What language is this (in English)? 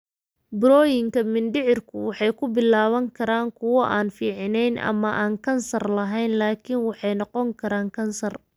Somali